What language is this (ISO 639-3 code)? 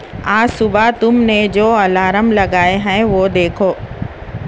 urd